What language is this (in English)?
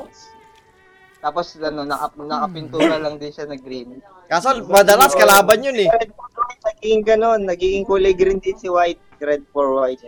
Filipino